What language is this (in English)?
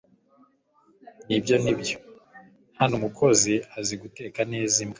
Kinyarwanda